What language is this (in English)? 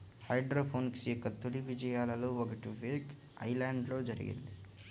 Telugu